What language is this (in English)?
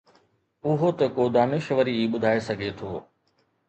Sindhi